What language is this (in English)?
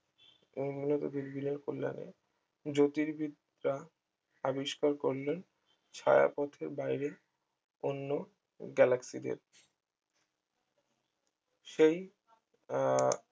Bangla